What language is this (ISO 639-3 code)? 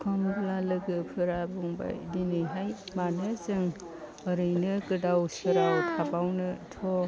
brx